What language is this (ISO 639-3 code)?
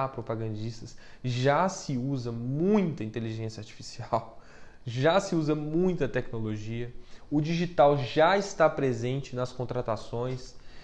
por